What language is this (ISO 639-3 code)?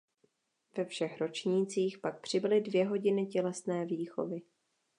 ces